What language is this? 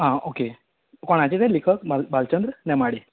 Konkani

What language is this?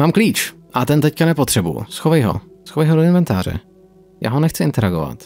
Czech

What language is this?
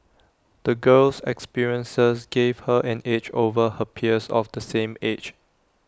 English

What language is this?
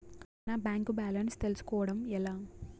Telugu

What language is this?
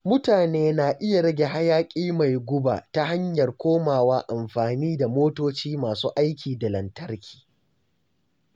Hausa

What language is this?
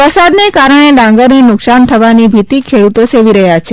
Gujarati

